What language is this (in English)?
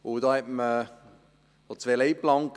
Swiss German